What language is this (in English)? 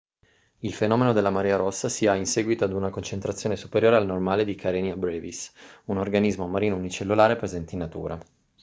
Italian